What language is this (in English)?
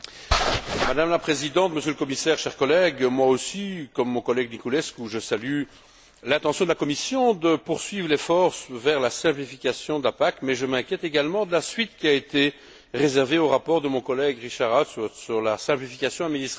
French